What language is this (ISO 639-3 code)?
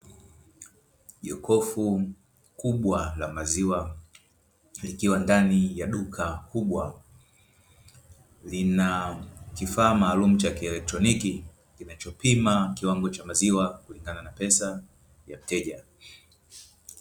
swa